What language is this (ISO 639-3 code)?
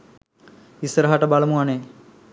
sin